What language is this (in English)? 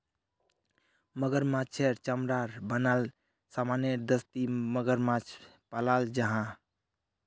Magahi